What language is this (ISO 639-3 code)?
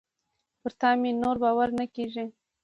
pus